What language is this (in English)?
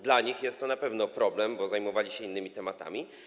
Polish